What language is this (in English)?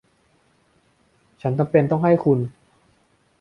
Thai